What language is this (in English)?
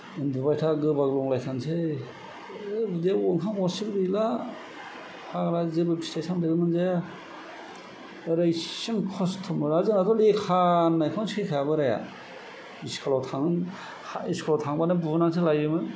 Bodo